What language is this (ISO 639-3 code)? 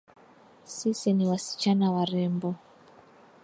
swa